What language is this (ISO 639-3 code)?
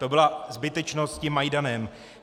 ces